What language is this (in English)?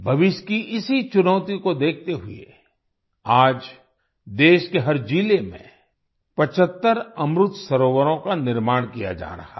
Hindi